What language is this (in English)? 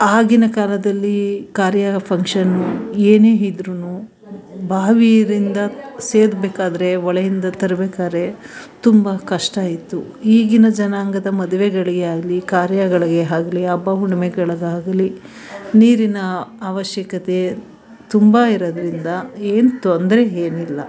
Kannada